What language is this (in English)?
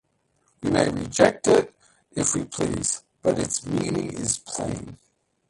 English